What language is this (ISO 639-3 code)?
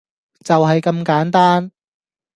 yue